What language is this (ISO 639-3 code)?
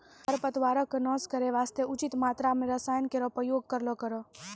mai